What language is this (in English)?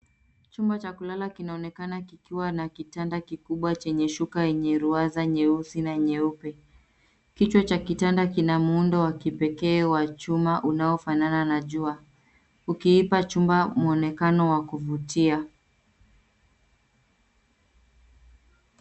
Swahili